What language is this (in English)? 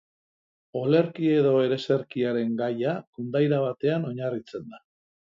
Basque